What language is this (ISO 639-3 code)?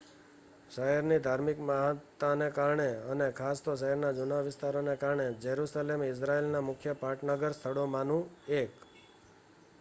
guj